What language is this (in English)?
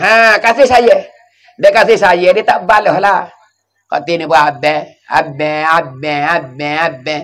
Malay